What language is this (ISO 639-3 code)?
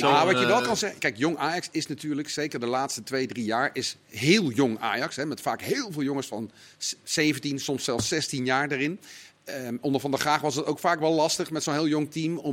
nld